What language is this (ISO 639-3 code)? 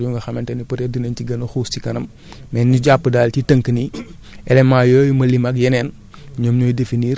wol